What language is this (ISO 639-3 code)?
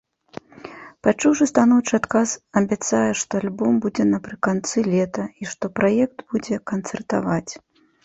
bel